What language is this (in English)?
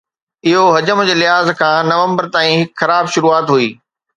Sindhi